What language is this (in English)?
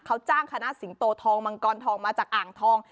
Thai